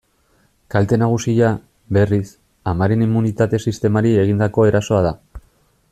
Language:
Basque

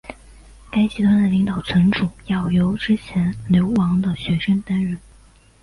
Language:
Chinese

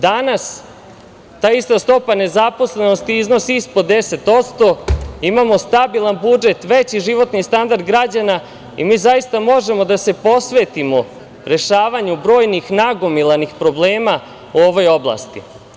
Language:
Serbian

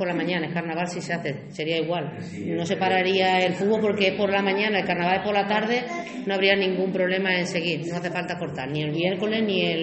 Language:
Spanish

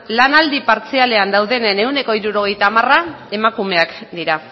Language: Basque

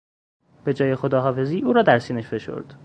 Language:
Persian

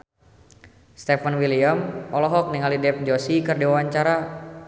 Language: Sundanese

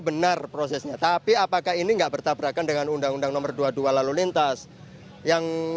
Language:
Indonesian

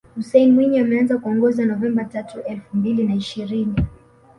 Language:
Swahili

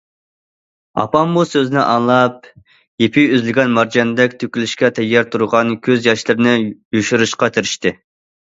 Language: Uyghur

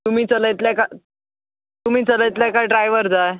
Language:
Konkani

